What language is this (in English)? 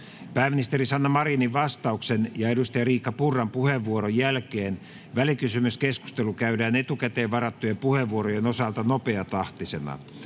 Finnish